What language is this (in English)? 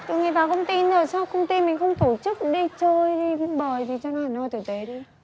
Vietnamese